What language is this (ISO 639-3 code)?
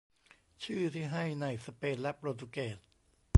tha